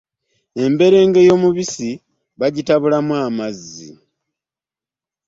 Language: Ganda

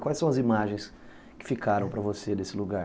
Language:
Portuguese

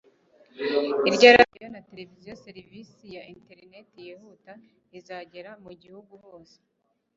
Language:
Kinyarwanda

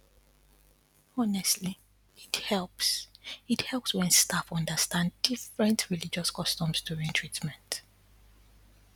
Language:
Nigerian Pidgin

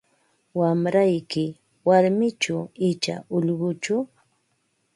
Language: Ambo-Pasco Quechua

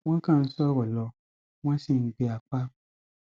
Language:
Yoruba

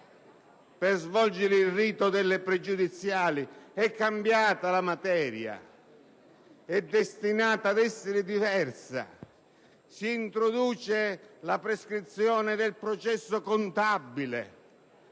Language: Italian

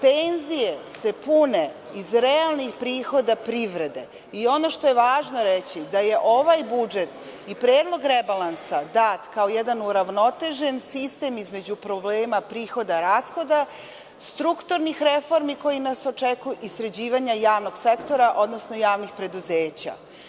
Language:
Serbian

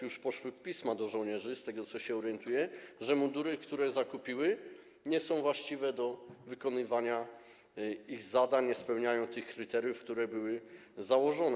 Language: Polish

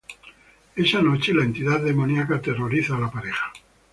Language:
Spanish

